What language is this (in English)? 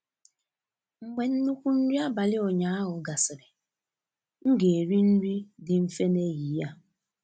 Igbo